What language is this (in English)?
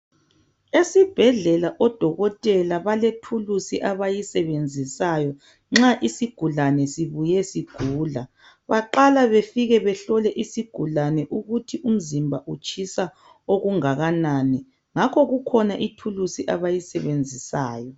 North Ndebele